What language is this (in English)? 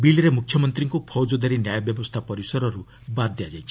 Odia